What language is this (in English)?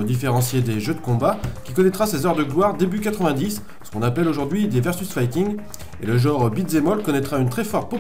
French